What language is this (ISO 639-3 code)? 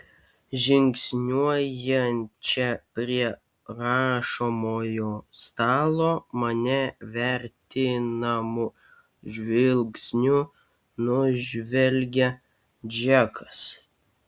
lit